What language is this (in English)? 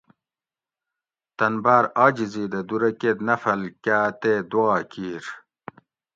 Gawri